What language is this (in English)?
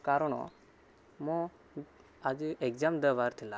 Odia